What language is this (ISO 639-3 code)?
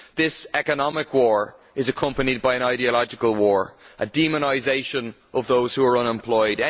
eng